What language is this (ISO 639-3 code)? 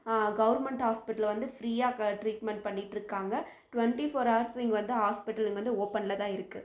tam